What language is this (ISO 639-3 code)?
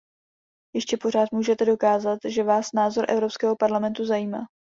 ces